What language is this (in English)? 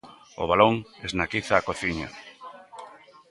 Galician